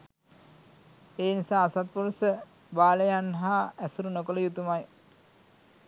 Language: Sinhala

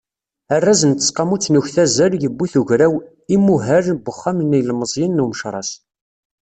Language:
Kabyle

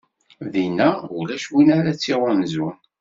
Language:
Kabyle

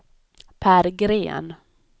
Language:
Swedish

